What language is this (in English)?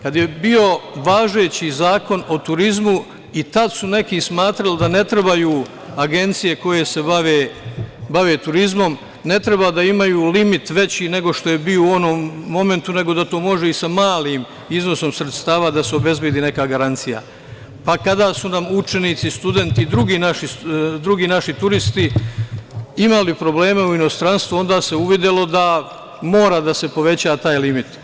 Serbian